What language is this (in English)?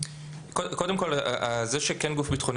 Hebrew